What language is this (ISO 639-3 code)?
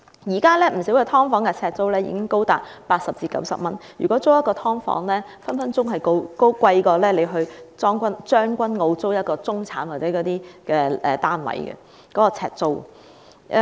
yue